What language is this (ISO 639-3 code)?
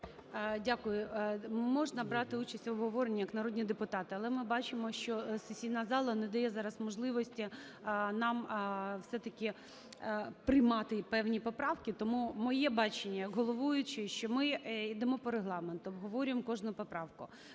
ukr